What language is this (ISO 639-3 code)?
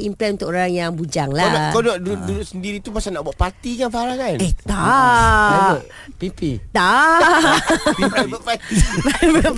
msa